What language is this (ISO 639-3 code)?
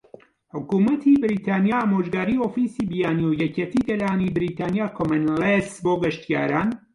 ckb